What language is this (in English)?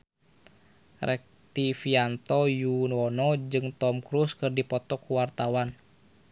Sundanese